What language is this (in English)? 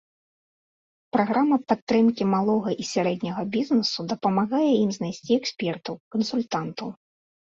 Belarusian